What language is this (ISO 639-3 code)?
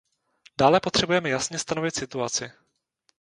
ces